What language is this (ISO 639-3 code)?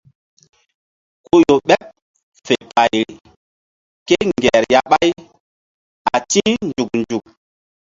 mdd